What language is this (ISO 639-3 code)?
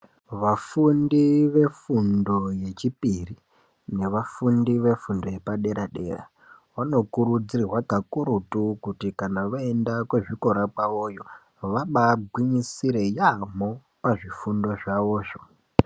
ndc